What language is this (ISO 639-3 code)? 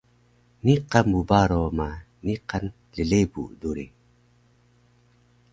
trv